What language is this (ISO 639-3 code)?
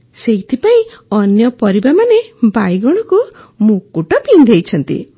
ori